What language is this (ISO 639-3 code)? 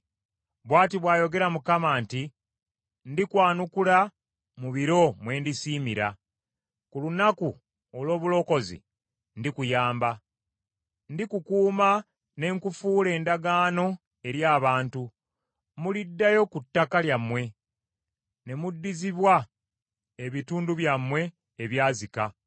lug